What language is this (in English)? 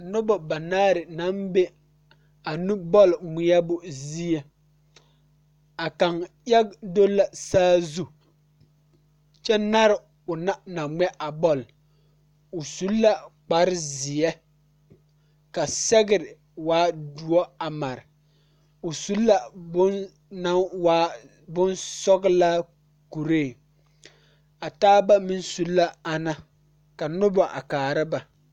Southern Dagaare